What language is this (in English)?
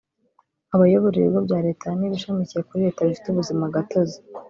Kinyarwanda